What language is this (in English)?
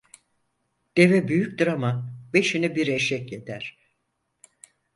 Turkish